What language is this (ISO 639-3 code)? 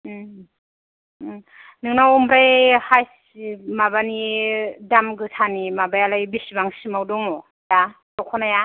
brx